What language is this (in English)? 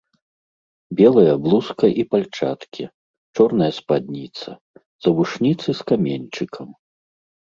Belarusian